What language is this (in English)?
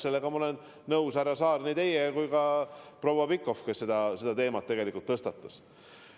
Estonian